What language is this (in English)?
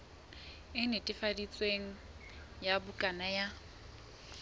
Southern Sotho